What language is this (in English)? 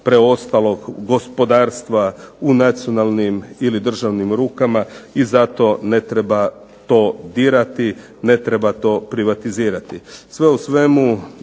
Croatian